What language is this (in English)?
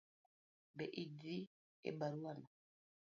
Luo (Kenya and Tanzania)